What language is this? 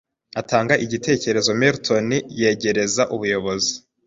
Kinyarwanda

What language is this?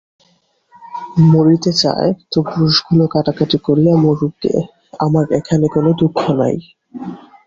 Bangla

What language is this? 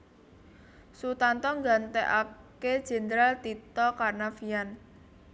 Javanese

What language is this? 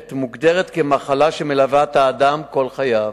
Hebrew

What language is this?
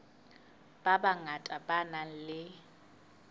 Southern Sotho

